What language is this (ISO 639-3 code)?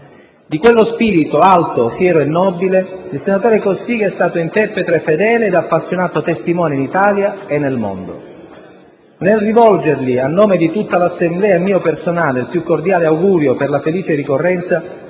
ita